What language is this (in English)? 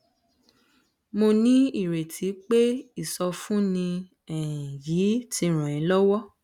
Yoruba